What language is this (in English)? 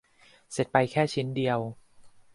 Thai